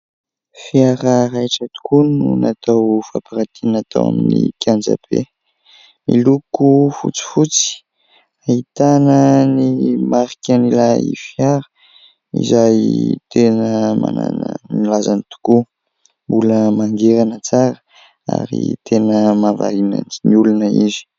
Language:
Malagasy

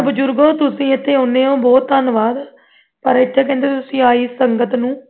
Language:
Punjabi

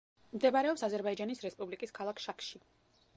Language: Georgian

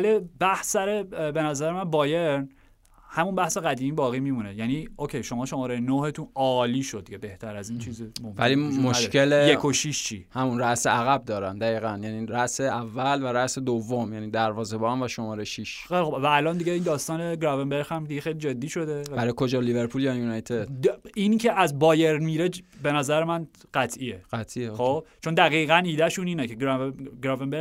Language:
Persian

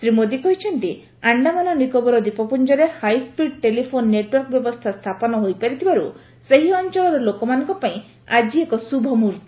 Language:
Odia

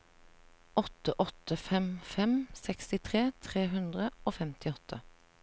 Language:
Norwegian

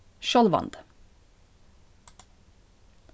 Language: Faroese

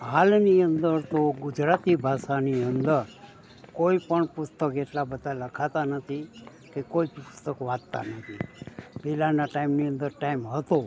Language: Gujarati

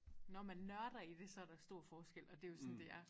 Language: Danish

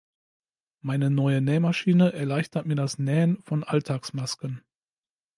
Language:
German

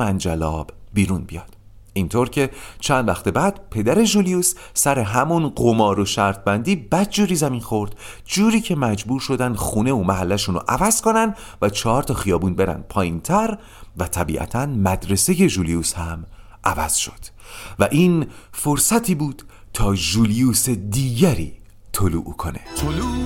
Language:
Persian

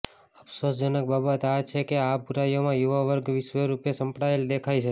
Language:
Gujarati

